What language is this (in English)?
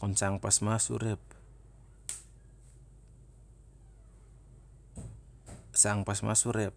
Siar-Lak